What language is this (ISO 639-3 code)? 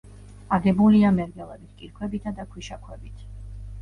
kat